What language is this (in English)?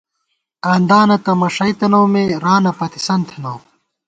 Gawar-Bati